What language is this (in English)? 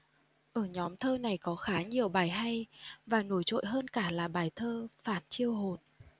Vietnamese